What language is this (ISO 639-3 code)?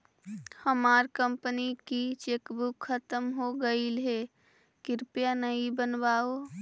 mag